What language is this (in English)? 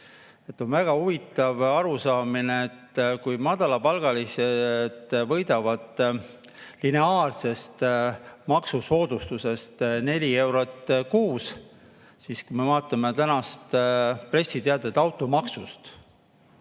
Estonian